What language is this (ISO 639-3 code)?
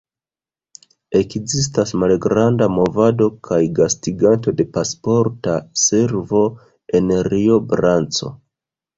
epo